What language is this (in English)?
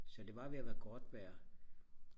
Danish